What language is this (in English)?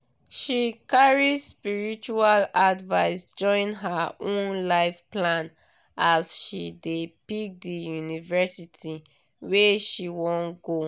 Nigerian Pidgin